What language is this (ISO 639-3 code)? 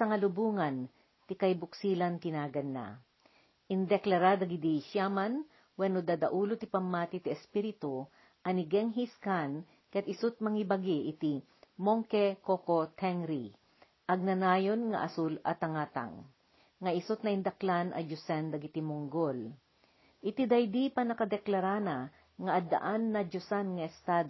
fil